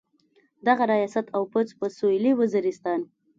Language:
Pashto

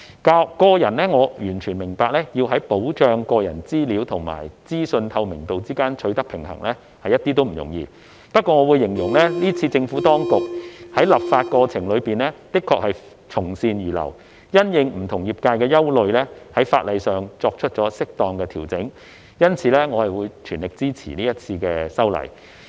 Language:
Cantonese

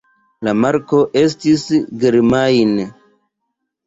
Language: Esperanto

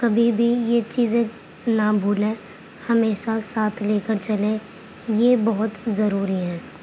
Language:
Urdu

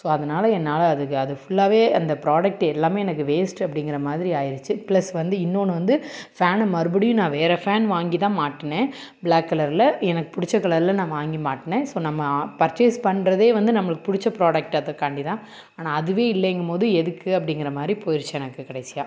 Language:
Tamil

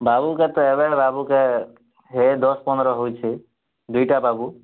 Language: Odia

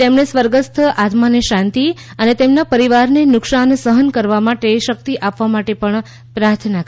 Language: Gujarati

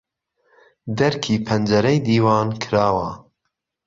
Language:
Central Kurdish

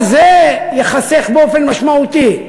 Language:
Hebrew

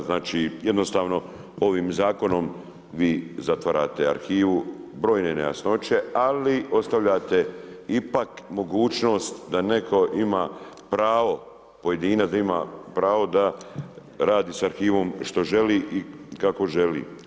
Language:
Croatian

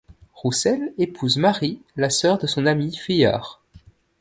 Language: French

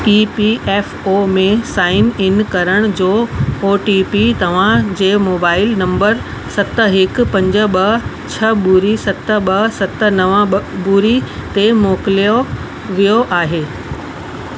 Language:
Sindhi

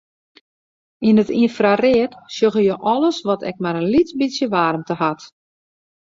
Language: Western Frisian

